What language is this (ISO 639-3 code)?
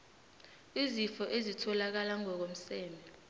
nbl